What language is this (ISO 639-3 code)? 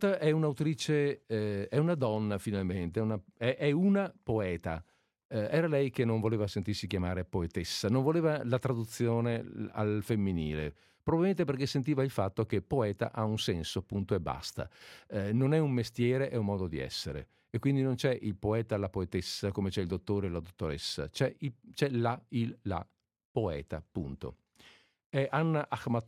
ita